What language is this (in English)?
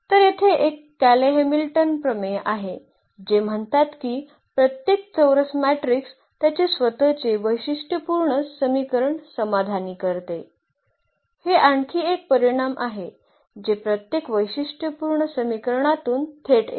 Marathi